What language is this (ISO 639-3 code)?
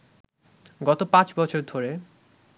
ben